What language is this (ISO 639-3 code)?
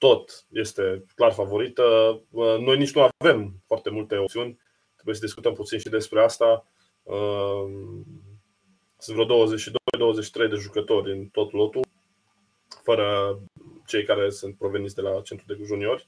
ron